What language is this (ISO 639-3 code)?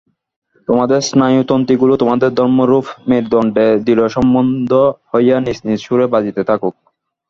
ben